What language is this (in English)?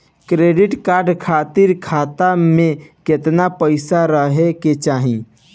Bhojpuri